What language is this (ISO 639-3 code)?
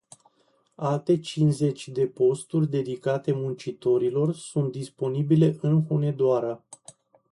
ron